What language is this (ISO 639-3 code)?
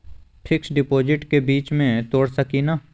mag